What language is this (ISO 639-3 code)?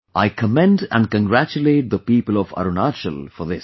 eng